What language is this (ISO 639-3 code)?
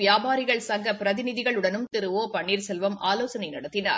tam